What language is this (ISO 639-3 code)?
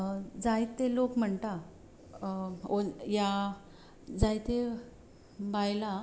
kok